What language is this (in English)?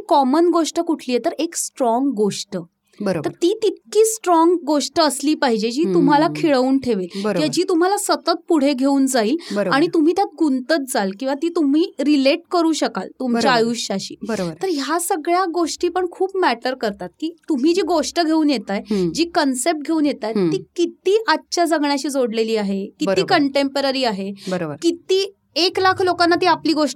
Marathi